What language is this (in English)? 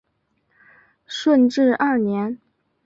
Chinese